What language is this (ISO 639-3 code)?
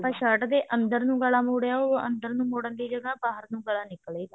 pan